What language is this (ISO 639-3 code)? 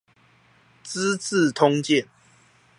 zho